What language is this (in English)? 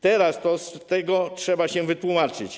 Polish